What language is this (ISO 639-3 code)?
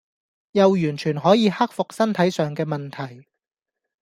yue